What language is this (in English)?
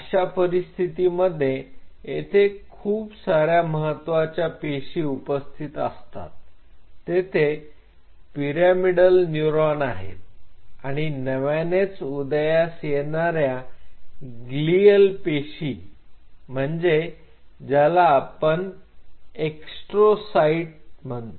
Marathi